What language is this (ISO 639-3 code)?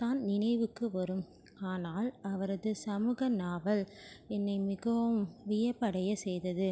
tam